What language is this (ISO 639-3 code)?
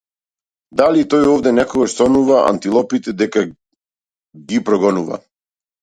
mkd